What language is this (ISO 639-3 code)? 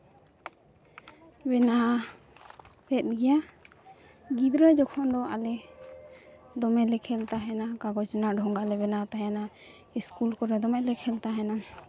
sat